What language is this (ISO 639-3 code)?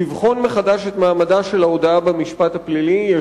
heb